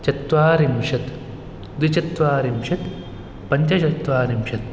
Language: Sanskrit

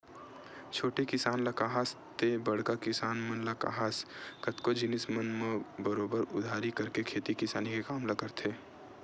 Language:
Chhattisgarhi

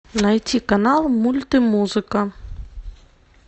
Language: Russian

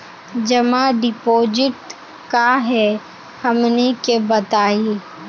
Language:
Magahi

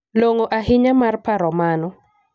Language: Luo (Kenya and Tanzania)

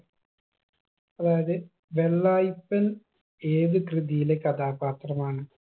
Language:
Malayalam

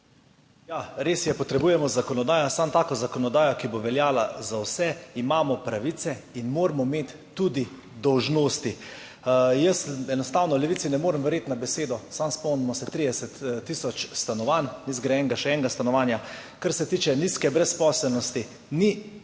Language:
Slovenian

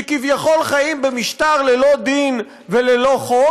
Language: Hebrew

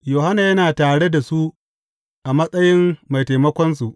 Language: Hausa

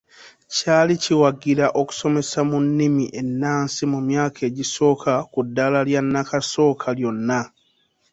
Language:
Ganda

